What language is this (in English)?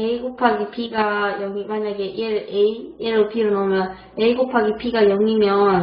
Korean